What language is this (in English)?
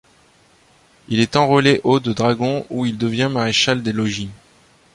French